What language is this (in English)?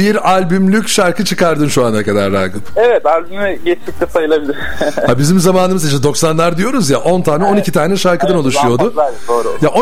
Turkish